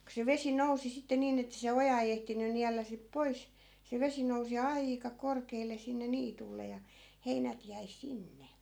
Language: Finnish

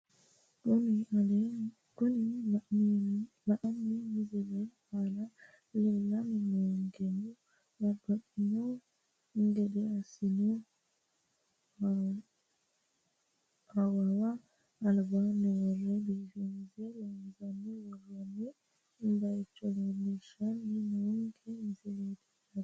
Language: Sidamo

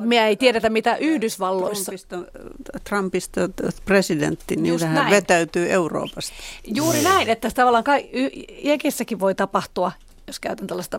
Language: Finnish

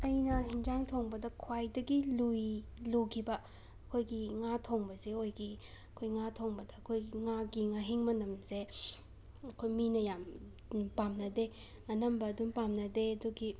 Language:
Manipuri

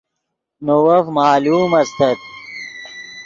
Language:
Yidgha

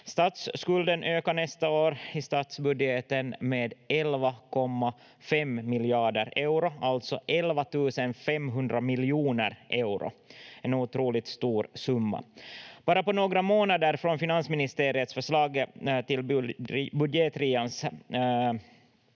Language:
Finnish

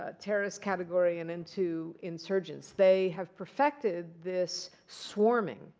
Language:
English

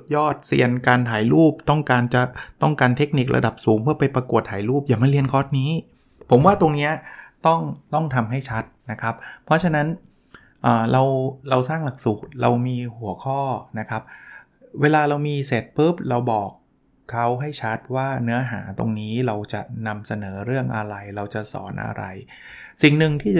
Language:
Thai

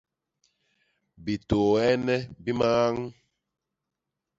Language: Basaa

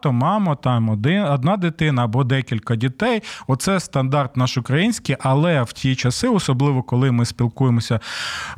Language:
Ukrainian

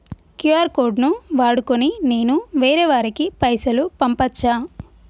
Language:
Telugu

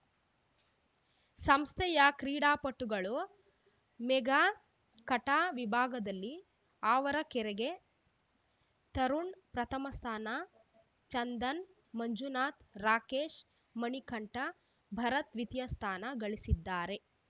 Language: Kannada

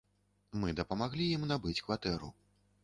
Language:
Belarusian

